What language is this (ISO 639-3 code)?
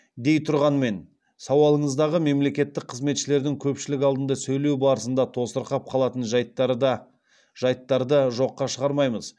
kaz